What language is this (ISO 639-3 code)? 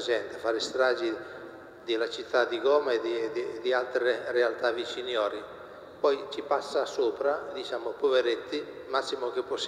ita